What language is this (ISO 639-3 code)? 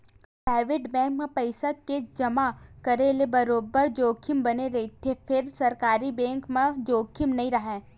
hne